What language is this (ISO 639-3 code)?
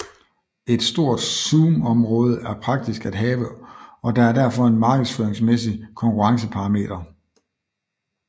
dan